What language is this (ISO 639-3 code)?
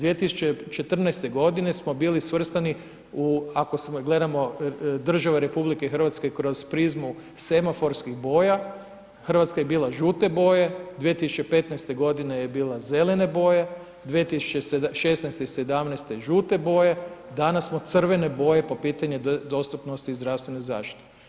hrv